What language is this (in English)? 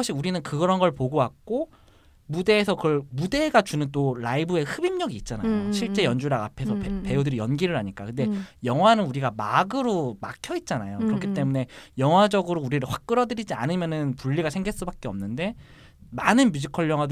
Korean